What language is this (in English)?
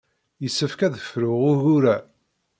Kabyle